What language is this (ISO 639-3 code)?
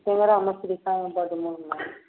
mai